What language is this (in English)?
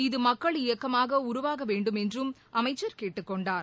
Tamil